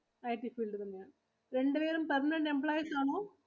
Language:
Malayalam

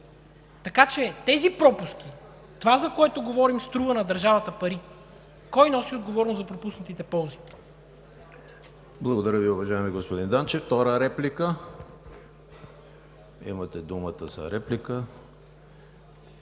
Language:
Bulgarian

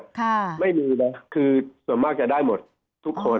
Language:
Thai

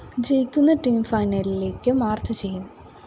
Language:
Malayalam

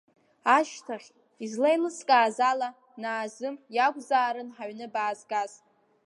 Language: Abkhazian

